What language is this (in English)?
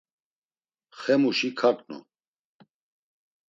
Laz